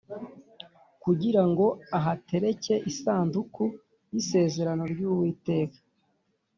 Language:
Kinyarwanda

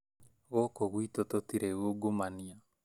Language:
Kikuyu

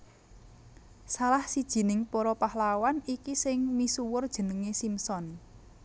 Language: Javanese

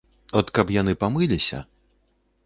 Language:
Belarusian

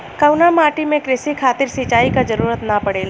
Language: Bhojpuri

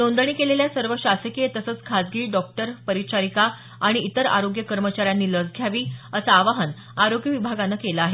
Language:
Marathi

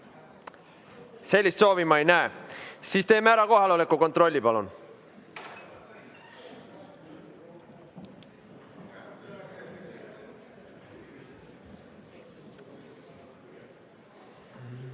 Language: Estonian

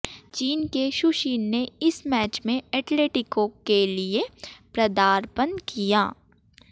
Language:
Hindi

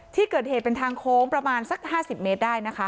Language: Thai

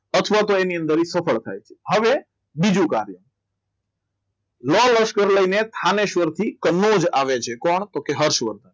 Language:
Gujarati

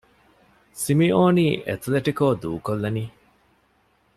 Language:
Divehi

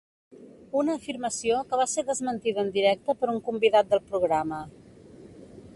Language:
Catalan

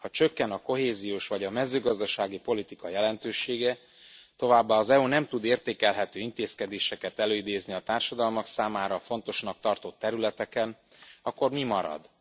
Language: Hungarian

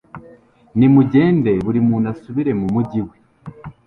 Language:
Kinyarwanda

